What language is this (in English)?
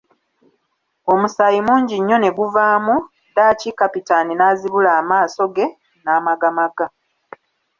Ganda